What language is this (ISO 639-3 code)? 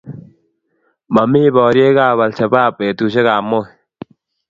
kln